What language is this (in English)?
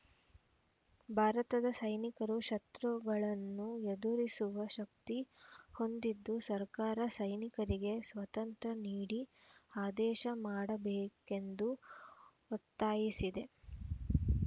Kannada